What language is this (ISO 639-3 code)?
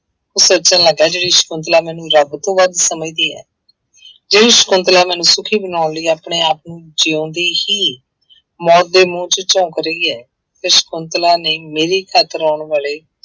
pan